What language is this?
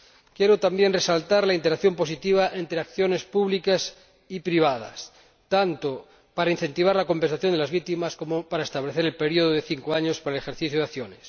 Spanish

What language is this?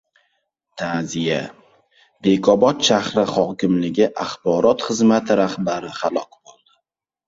Uzbek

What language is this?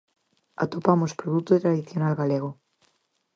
Galician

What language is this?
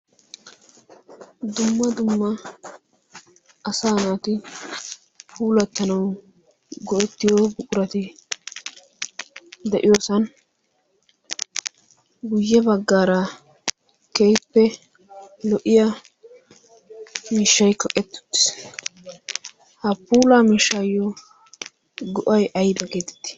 Wolaytta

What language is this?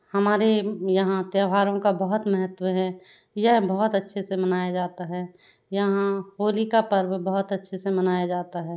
Hindi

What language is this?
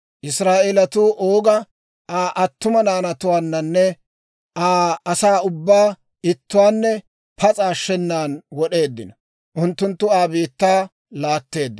Dawro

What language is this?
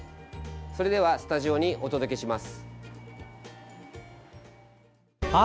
Japanese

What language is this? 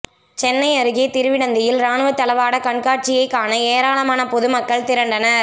Tamil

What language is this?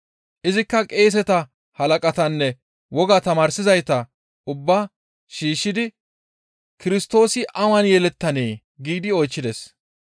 Gamo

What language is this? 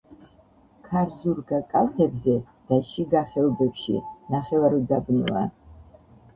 Georgian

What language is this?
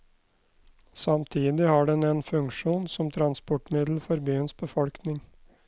Norwegian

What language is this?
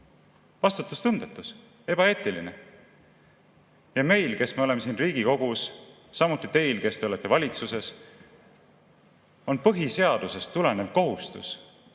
Estonian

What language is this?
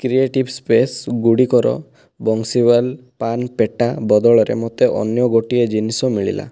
Odia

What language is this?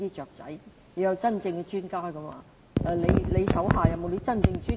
Cantonese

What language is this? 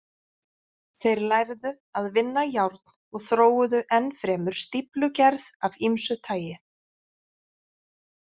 Icelandic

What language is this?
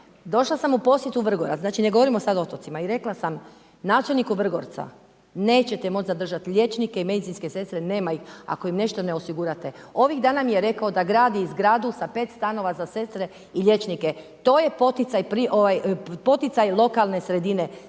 Croatian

